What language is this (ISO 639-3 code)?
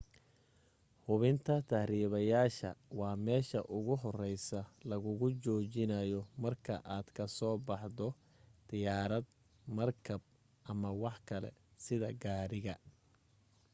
som